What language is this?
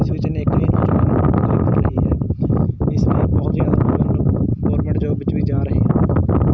Punjabi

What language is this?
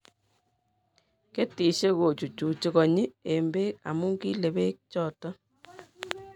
Kalenjin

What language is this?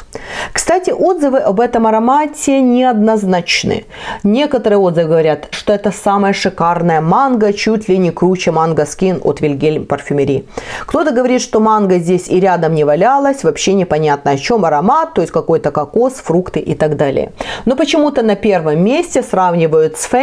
Russian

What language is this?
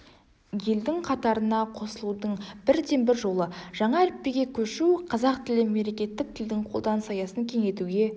Kazakh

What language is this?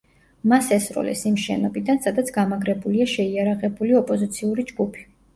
Georgian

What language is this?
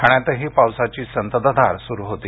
Marathi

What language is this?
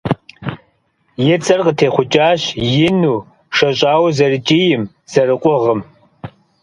Kabardian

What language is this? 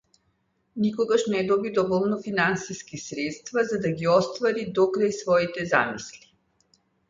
Macedonian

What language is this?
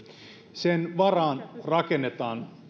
Finnish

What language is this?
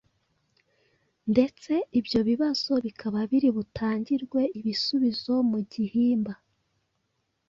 Kinyarwanda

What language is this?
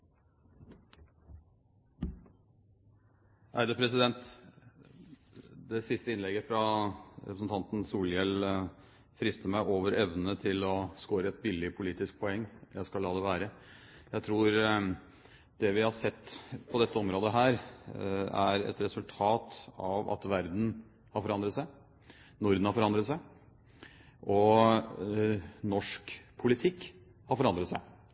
Norwegian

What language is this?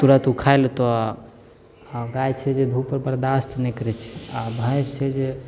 Maithili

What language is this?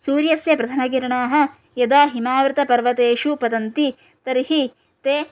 Sanskrit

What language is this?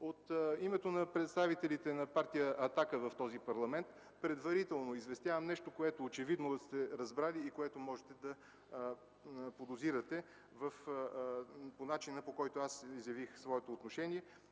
Bulgarian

